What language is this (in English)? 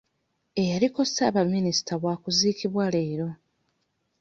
Ganda